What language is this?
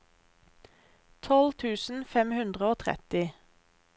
Norwegian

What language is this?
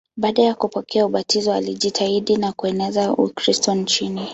Swahili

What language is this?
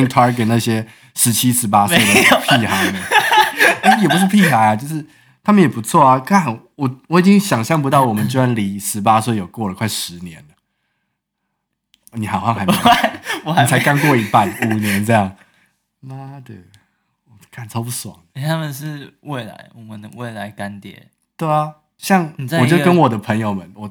Chinese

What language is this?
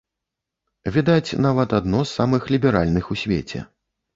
Belarusian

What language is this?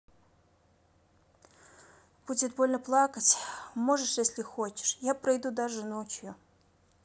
Russian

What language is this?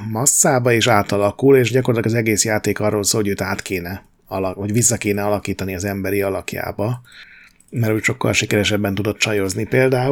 Hungarian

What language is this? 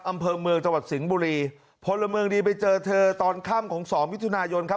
Thai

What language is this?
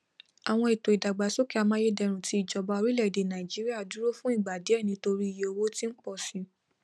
Yoruba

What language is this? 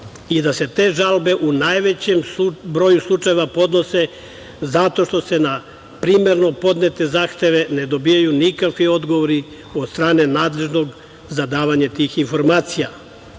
Serbian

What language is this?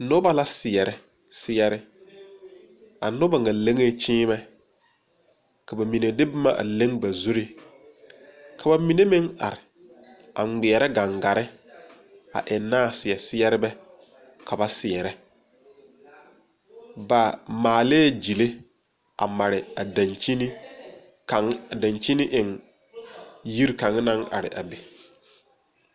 Southern Dagaare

